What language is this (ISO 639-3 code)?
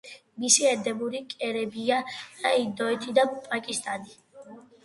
kat